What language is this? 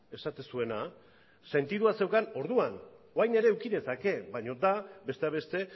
Basque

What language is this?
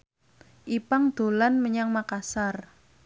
Javanese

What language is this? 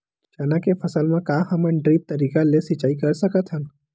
Chhattisgarhi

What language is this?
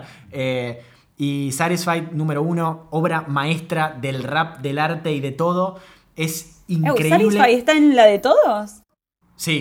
Spanish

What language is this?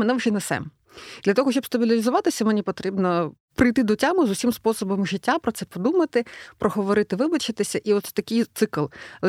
Ukrainian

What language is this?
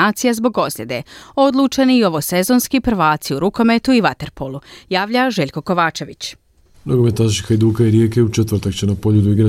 Croatian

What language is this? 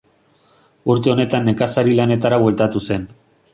Basque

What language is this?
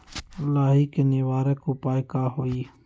Magahi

